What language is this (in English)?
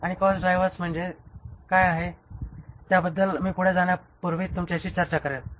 Marathi